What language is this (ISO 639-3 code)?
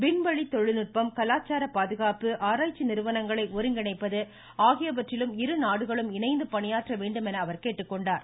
tam